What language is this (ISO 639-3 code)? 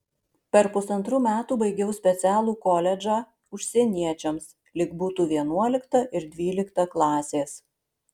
lit